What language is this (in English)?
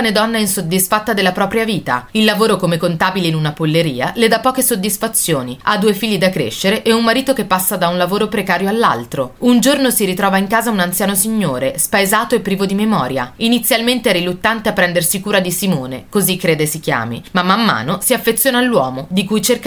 Italian